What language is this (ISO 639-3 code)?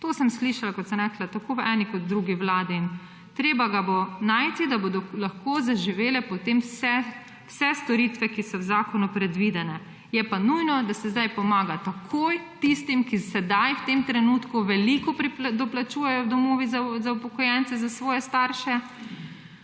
slv